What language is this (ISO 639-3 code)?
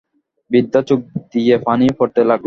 ben